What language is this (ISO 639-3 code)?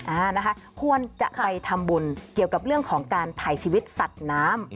tha